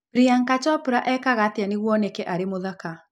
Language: Kikuyu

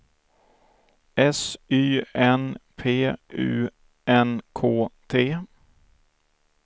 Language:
Swedish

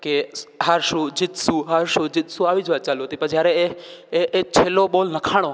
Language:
Gujarati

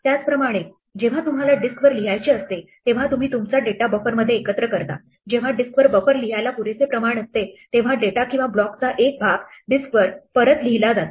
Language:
Marathi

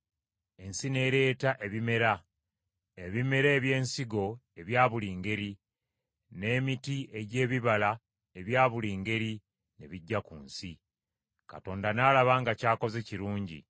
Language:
Ganda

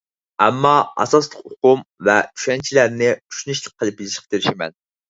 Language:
Uyghur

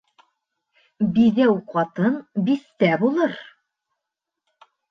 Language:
Bashkir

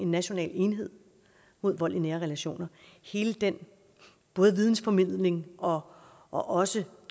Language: Danish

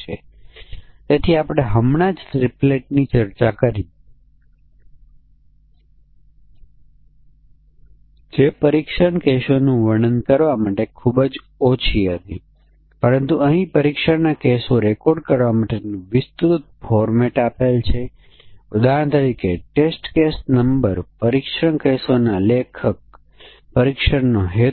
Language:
Gujarati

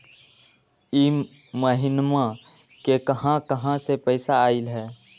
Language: Magahi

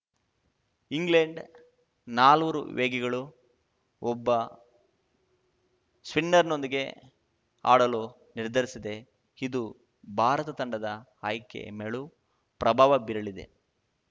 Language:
Kannada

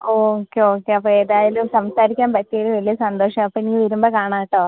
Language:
Malayalam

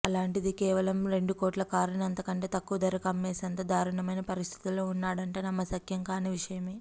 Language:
Telugu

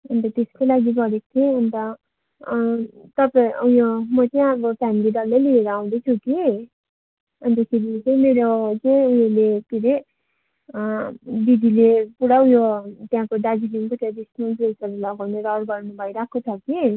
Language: Nepali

